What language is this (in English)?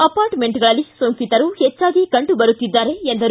Kannada